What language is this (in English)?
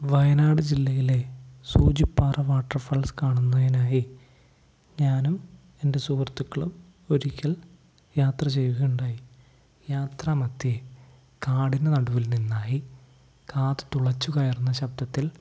Malayalam